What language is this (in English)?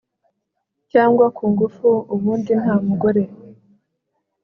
Kinyarwanda